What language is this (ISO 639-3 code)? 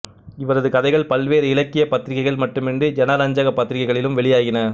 tam